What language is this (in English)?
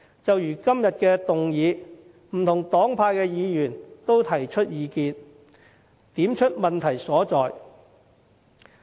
Cantonese